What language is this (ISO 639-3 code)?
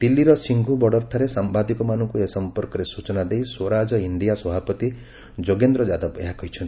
ori